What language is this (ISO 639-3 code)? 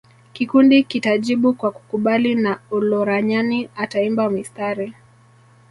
swa